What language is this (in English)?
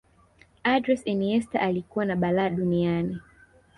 Swahili